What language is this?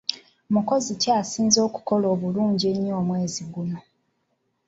Ganda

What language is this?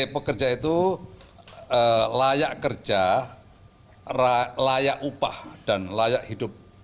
Indonesian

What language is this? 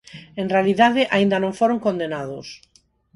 Galician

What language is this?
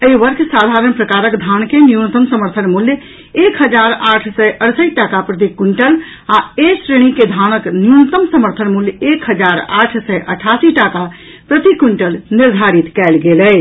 Maithili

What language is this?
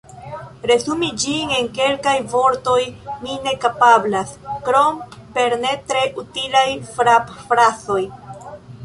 Esperanto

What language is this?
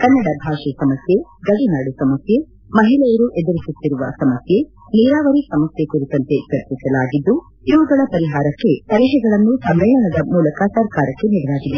Kannada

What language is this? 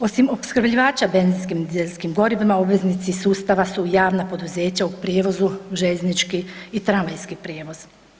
Croatian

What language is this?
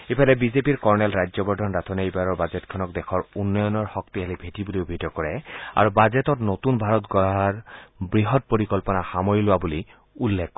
Assamese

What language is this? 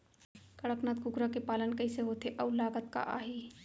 Chhattisgarhi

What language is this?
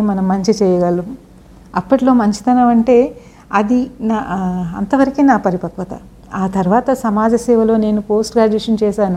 Telugu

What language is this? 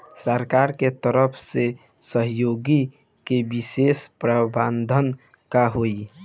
Bhojpuri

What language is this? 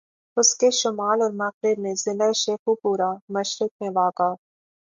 Urdu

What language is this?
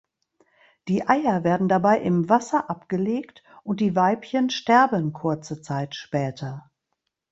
German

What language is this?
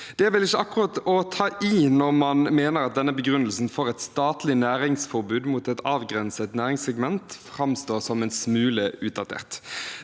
Norwegian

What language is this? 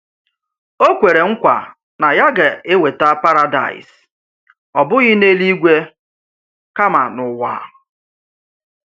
Igbo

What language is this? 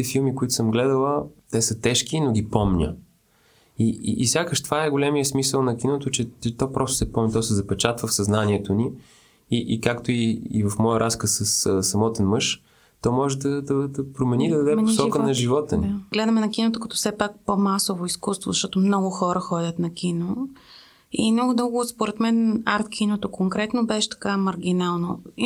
Bulgarian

